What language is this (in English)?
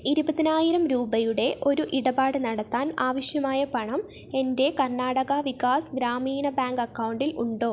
Malayalam